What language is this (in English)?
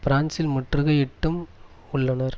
Tamil